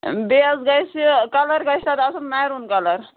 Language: Kashmiri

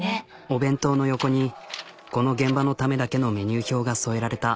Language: Japanese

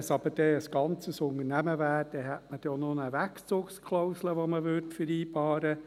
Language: Swiss German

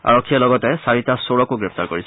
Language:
Assamese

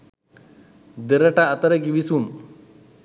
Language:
Sinhala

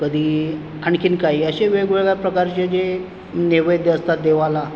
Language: Marathi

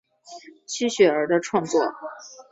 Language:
Chinese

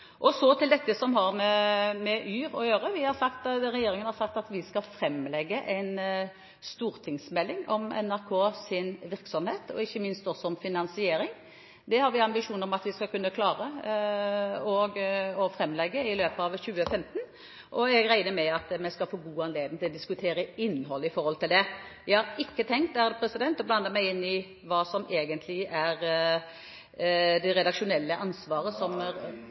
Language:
Norwegian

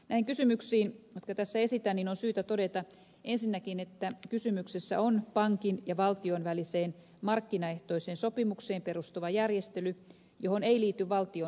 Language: Finnish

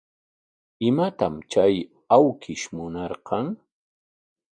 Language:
Corongo Ancash Quechua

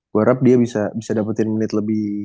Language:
Indonesian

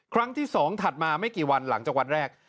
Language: Thai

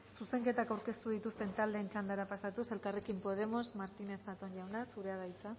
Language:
Basque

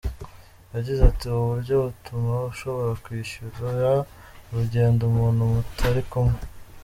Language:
Kinyarwanda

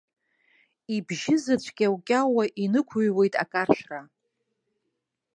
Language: Abkhazian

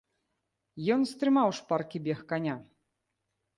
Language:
Belarusian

